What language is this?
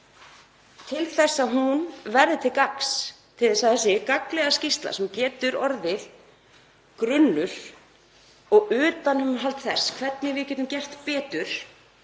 Icelandic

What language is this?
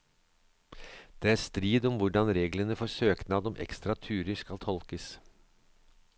Norwegian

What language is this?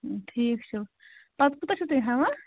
Kashmiri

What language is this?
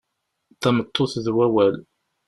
Kabyle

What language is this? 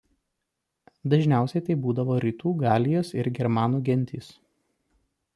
Lithuanian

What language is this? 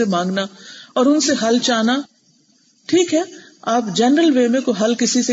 Urdu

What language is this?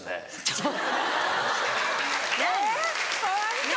Japanese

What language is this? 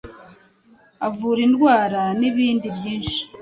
Kinyarwanda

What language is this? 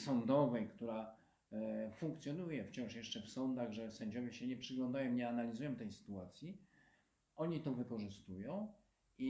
Polish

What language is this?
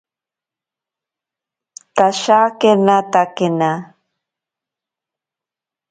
Ashéninka Perené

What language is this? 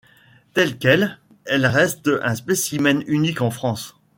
French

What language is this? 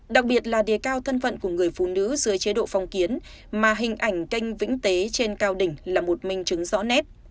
Vietnamese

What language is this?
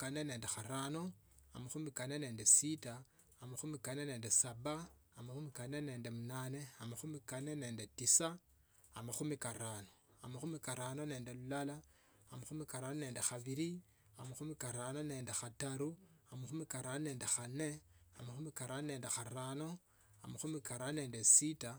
Tsotso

